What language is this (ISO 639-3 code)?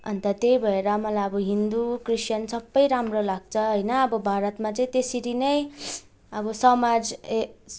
nep